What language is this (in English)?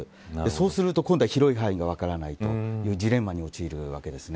Japanese